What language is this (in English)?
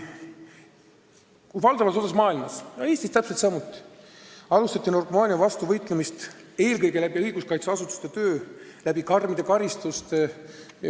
Estonian